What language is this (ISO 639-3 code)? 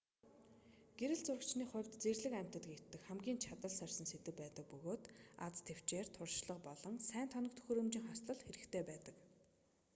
mon